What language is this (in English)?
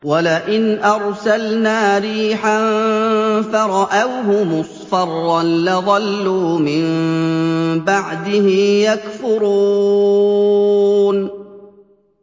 Arabic